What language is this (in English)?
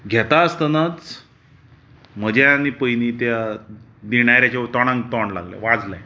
Konkani